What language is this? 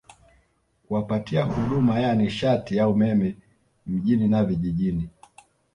Swahili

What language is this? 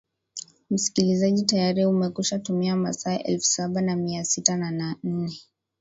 Swahili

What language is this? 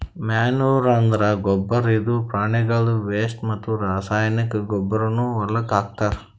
Kannada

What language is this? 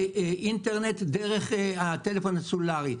Hebrew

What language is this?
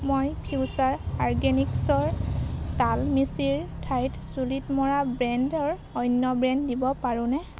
Assamese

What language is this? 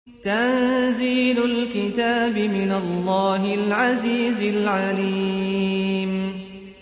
Arabic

